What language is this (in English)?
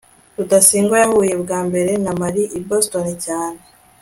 Kinyarwanda